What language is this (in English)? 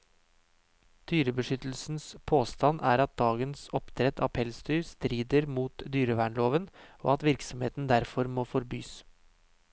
Norwegian